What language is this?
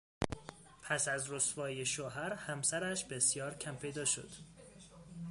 Persian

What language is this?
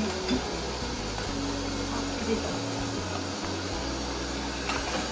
Japanese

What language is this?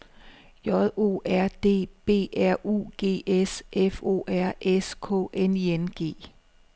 Danish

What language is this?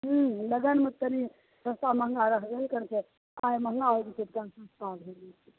Maithili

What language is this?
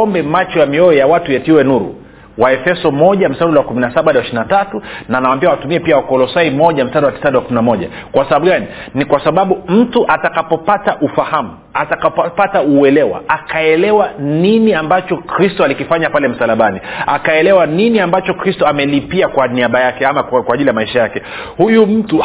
Swahili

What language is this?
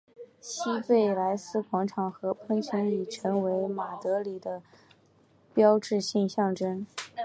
Chinese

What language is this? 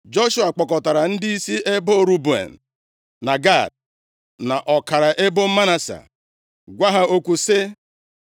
Igbo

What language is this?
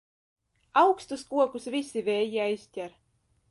Latvian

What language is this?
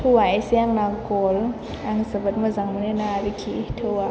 Bodo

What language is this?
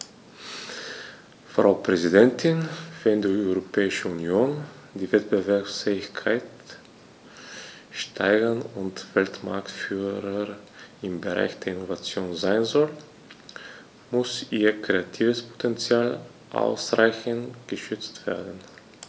German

